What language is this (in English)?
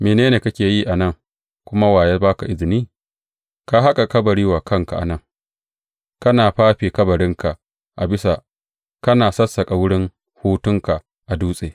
Hausa